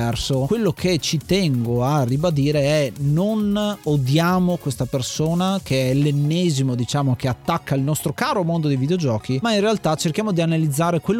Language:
Italian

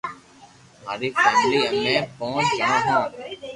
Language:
Loarki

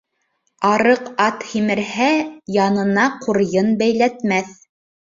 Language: Bashkir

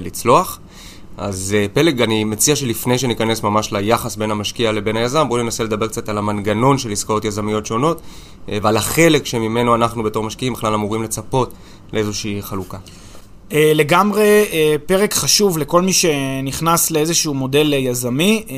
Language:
Hebrew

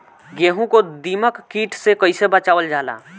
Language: Bhojpuri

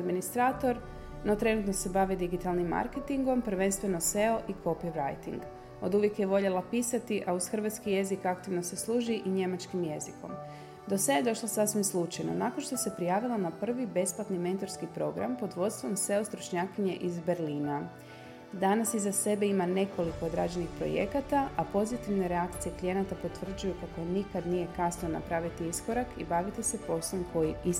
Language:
Croatian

